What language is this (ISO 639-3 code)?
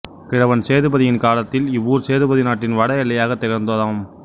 tam